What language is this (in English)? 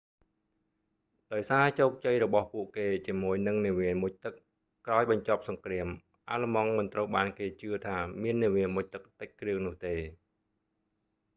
Khmer